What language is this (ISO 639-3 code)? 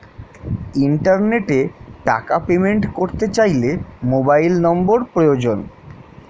ben